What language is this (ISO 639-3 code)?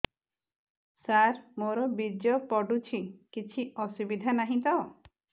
ori